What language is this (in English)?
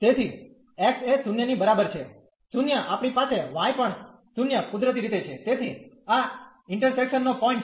Gujarati